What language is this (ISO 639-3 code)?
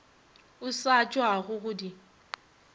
nso